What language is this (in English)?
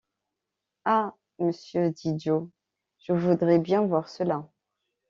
French